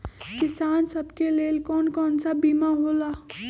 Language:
Magahi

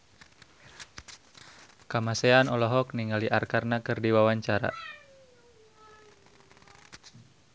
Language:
Sundanese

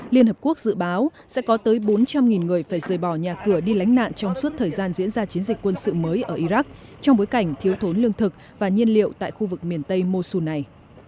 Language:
Vietnamese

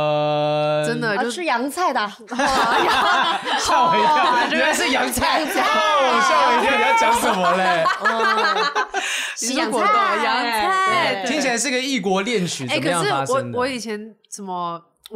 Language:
Chinese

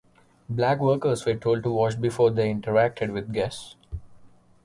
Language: English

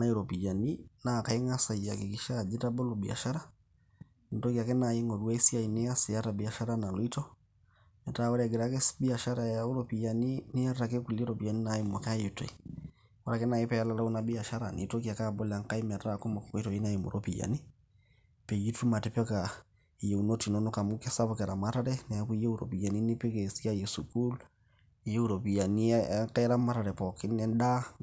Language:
Masai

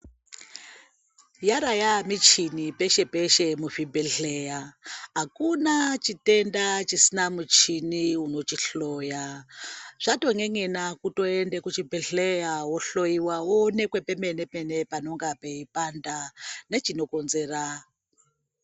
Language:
Ndau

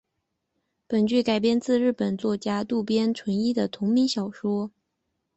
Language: Chinese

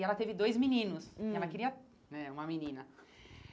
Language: Portuguese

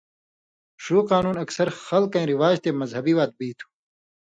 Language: Indus Kohistani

